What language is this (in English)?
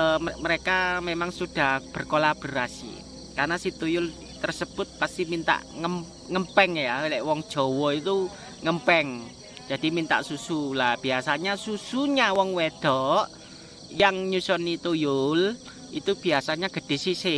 Indonesian